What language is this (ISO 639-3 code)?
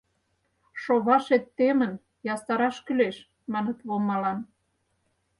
chm